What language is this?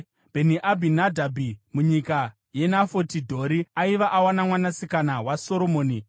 Shona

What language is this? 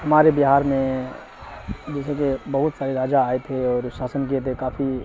Urdu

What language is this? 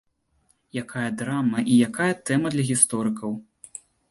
Belarusian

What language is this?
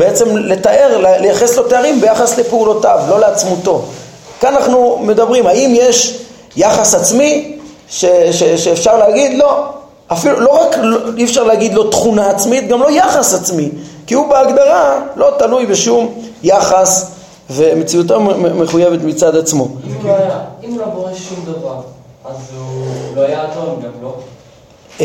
Hebrew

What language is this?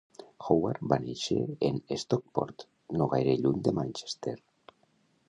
Catalan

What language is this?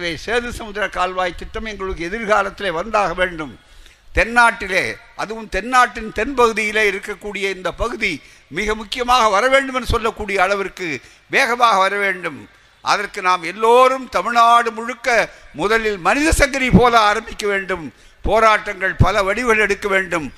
Tamil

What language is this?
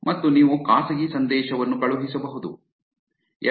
Kannada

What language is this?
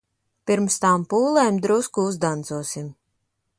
Latvian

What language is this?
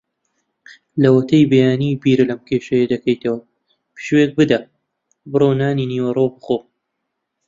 Central Kurdish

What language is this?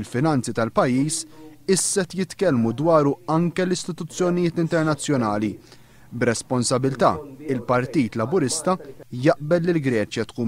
Arabic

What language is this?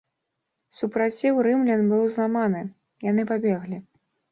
Belarusian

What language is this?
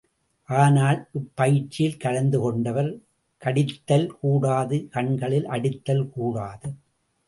Tamil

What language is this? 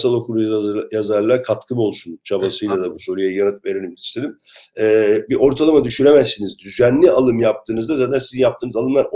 Turkish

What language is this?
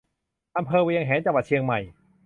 Thai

